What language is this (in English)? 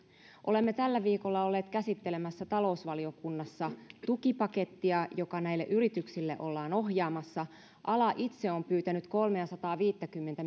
Finnish